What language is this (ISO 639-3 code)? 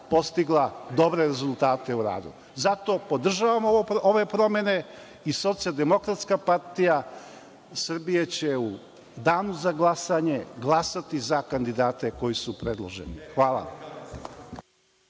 srp